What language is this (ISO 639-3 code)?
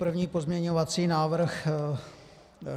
ces